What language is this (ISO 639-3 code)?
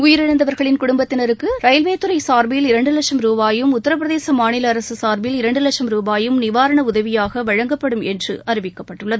tam